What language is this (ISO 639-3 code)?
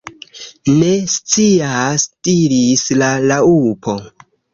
epo